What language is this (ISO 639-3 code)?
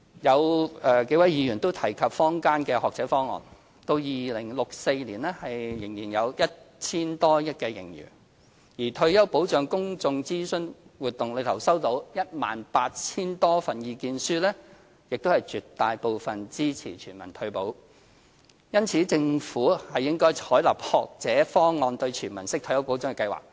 yue